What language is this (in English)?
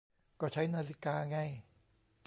Thai